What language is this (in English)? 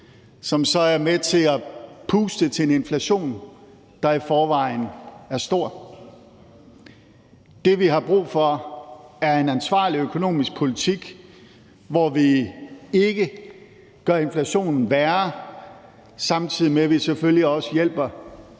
Danish